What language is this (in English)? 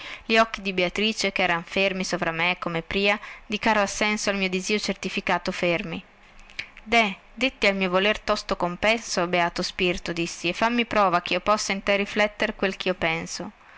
Italian